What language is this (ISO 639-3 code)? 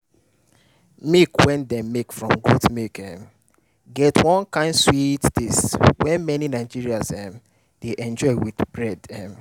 pcm